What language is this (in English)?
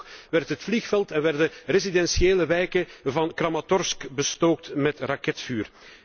Dutch